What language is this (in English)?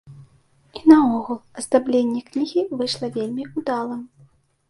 Belarusian